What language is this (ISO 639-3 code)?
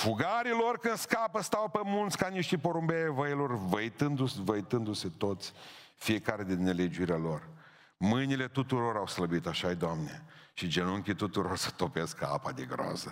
ron